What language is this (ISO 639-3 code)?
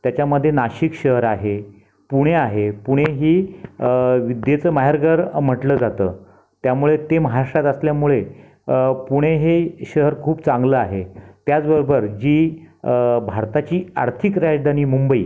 mar